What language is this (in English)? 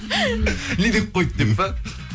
Kazakh